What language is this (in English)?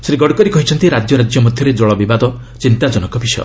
Odia